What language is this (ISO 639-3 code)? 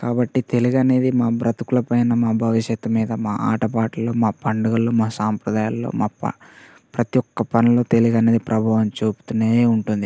tel